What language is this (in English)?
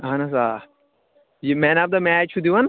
Kashmiri